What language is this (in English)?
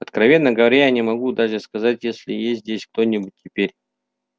Russian